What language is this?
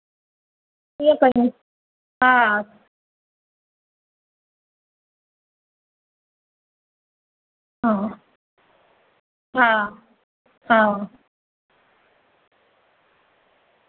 Sindhi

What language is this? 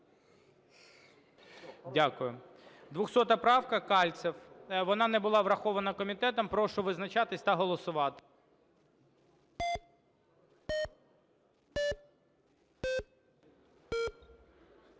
Ukrainian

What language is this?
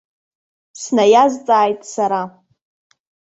Abkhazian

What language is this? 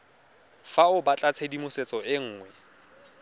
Tswana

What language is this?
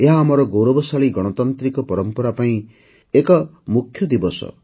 Odia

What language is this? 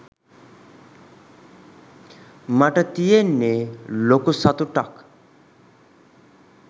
Sinhala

